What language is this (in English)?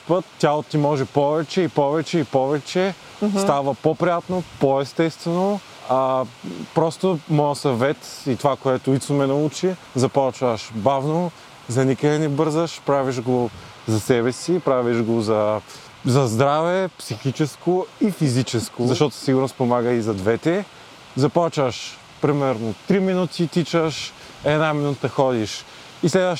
Bulgarian